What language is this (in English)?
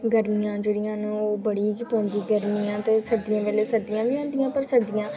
Dogri